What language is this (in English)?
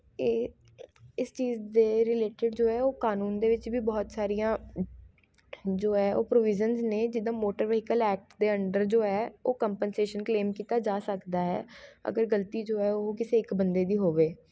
Punjabi